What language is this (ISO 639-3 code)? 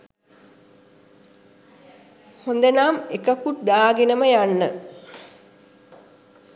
sin